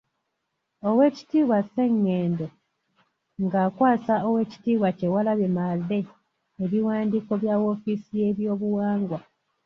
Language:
Ganda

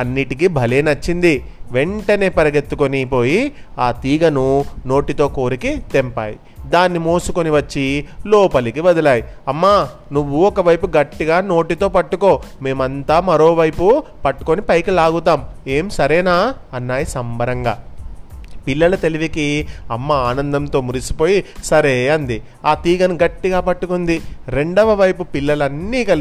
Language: Telugu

